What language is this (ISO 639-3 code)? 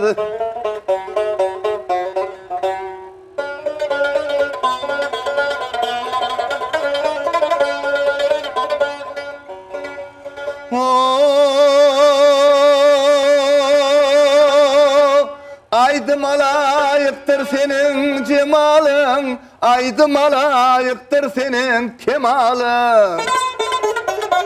nld